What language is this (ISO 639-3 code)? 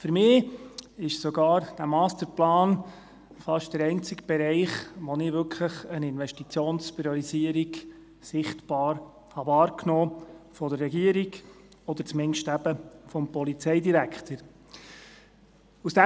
gsw